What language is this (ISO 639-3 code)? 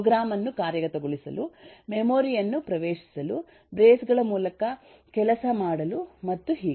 kan